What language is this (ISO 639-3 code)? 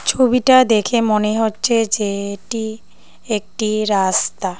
ben